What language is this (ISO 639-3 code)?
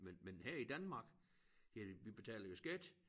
dan